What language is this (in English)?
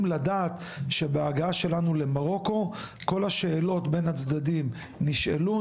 Hebrew